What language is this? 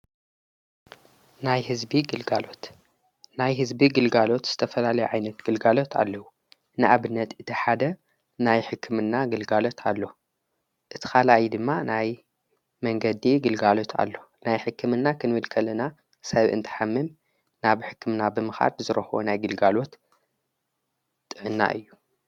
Tigrinya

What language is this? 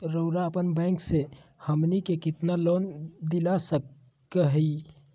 Magahi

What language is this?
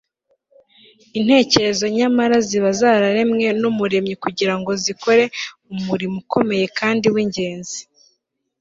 Kinyarwanda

